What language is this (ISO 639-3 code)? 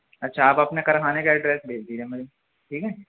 urd